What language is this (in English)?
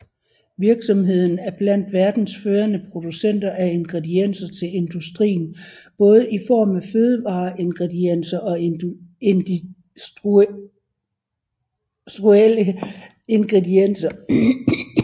Danish